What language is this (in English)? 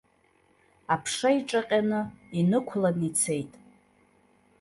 Abkhazian